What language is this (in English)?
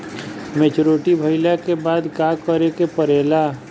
Bhojpuri